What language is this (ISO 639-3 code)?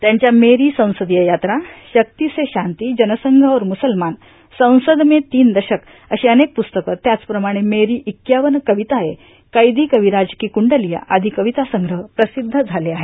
mar